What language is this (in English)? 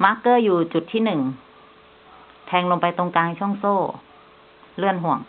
Thai